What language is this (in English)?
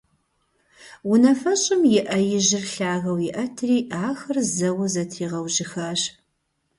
Kabardian